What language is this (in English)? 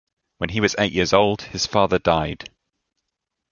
English